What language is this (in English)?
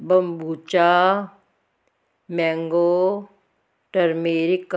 Punjabi